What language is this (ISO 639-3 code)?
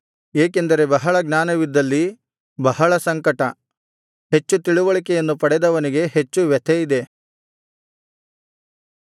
kan